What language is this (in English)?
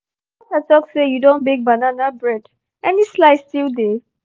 Nigerian Pidgin